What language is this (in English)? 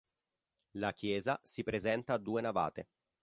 Italian